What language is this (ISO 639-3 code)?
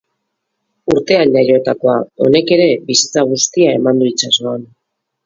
eus